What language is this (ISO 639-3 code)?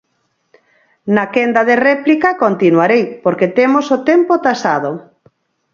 glg